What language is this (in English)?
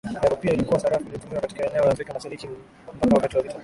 Swahili